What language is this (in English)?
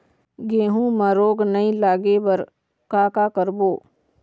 Chhattisgarhi